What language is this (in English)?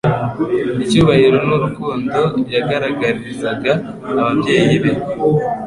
Kinyarwanda